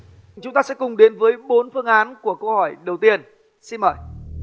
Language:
Vietnamese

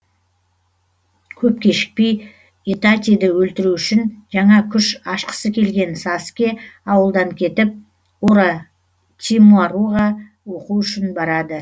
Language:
Kazakh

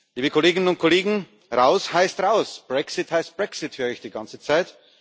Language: German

